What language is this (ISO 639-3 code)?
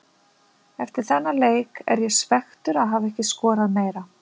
isl